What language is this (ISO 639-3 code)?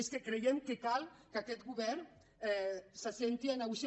cat